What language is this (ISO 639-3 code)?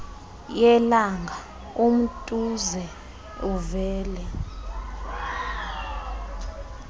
xho